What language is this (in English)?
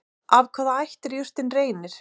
Icelandic